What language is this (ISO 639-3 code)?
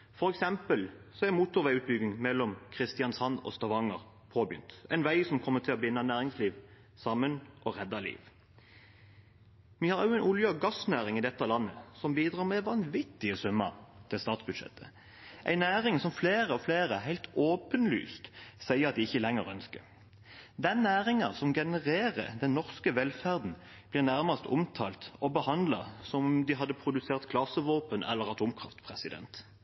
nob